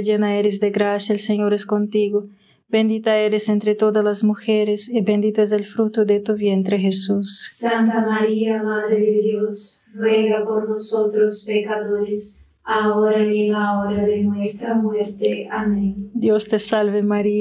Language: Spanish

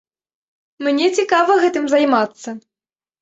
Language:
Belarusian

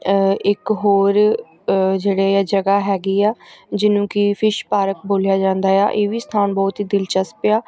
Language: Punjabi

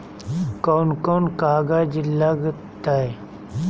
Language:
Magahi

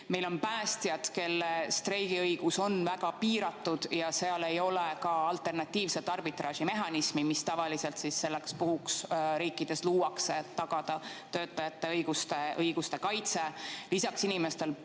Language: Estonian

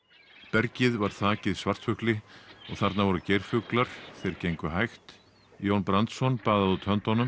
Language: Icelandic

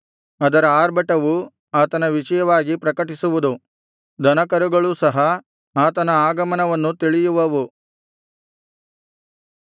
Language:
Kannada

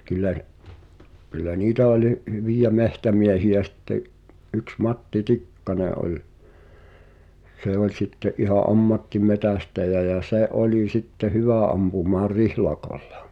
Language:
Finnish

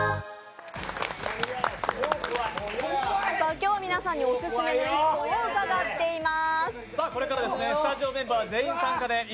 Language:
Japanese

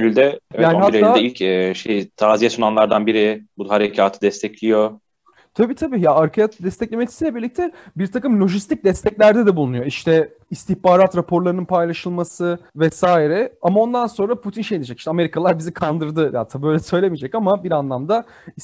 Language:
Turkish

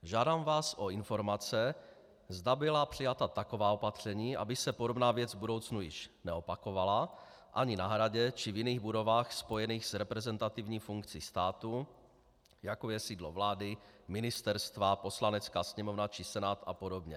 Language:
Czech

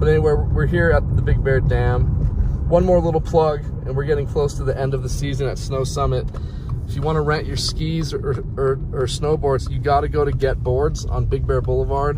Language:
English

